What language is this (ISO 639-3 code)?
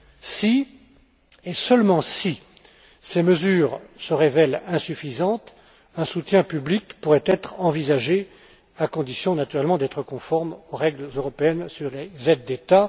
fra